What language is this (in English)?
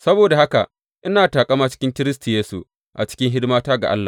Hausa